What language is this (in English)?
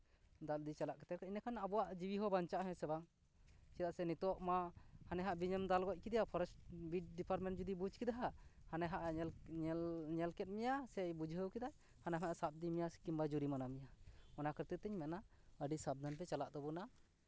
Santali